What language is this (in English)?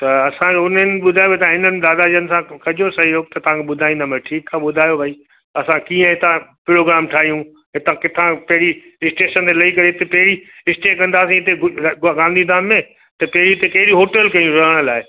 Sindhi